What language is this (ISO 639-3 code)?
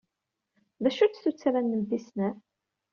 kab